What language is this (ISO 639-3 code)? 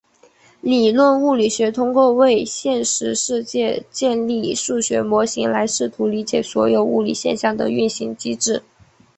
zho